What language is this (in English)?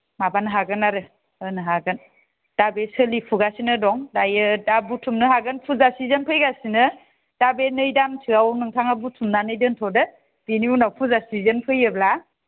Bodo